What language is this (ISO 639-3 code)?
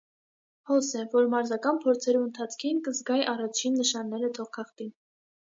hye